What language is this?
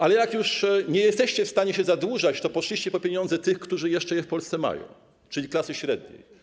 Polish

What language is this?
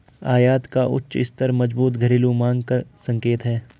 Hindi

